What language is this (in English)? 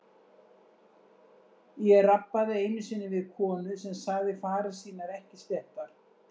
Icelandic